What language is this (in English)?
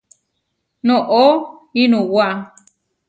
Huarijio